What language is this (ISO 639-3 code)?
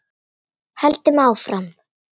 isl